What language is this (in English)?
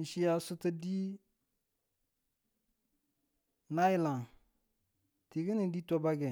Tula